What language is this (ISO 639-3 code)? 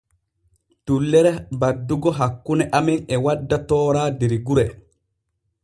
fue